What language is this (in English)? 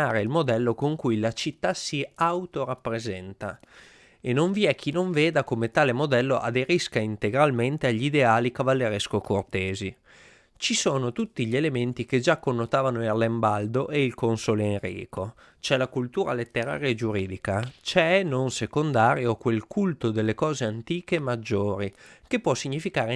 Italian